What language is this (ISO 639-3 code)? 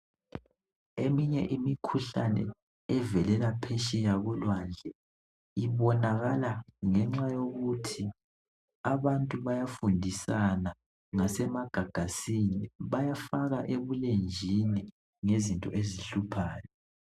nde